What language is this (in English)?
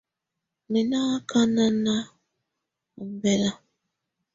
Tunen